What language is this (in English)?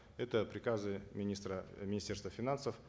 Kazakh